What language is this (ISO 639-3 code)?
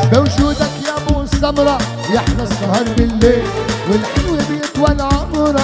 ara